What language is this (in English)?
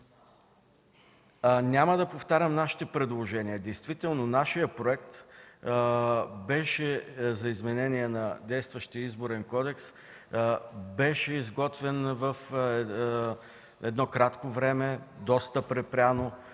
Bulgarian